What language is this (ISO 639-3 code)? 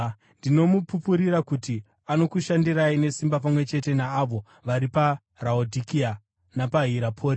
sna